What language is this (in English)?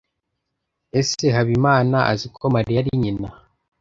Kinyarwanda